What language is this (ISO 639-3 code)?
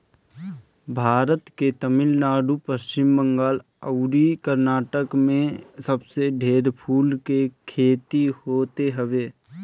bho